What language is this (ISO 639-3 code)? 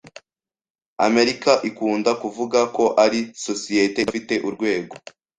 kin